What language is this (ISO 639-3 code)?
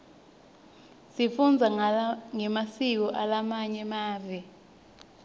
ssw